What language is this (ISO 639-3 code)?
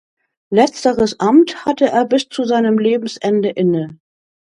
deu